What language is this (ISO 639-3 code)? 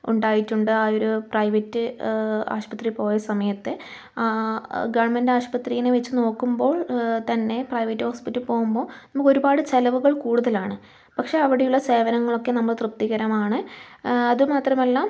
mal